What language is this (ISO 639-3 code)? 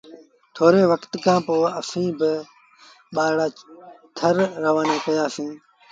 sbn